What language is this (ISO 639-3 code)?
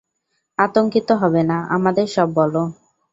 ben